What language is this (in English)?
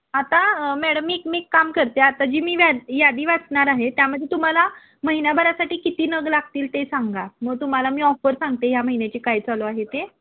Marathi